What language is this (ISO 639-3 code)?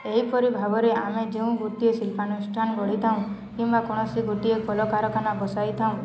ori